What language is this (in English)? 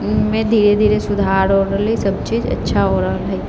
Maithili